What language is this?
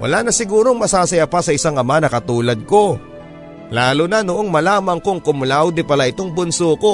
Filipino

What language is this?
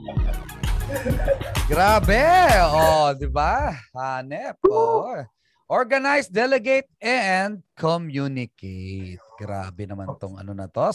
Filipino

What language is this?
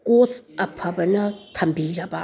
Manipuri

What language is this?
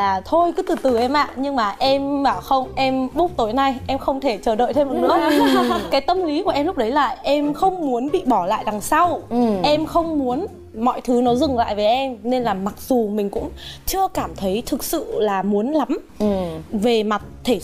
Vietnamese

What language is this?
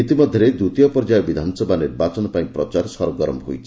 Odia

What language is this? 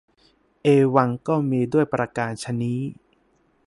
Thai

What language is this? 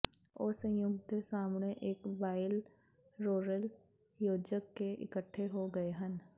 Punjabi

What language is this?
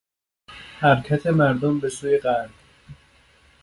Persian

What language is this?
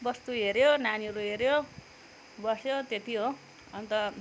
Nepali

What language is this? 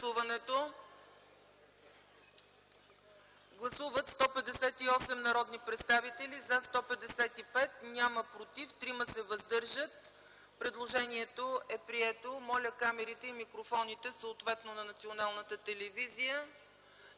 Bulgarian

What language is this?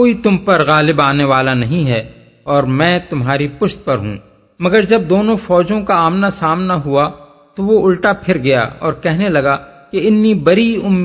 Urdu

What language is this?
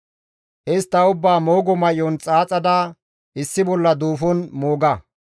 Gamo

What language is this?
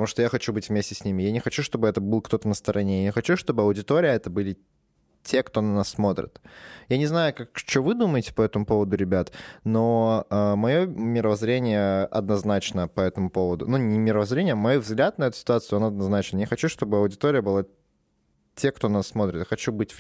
Russian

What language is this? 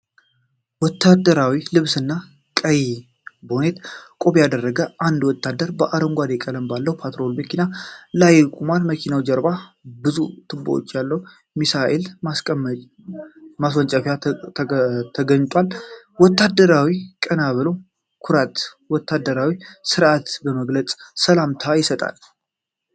Amharic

